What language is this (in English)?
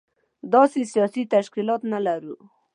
Pashto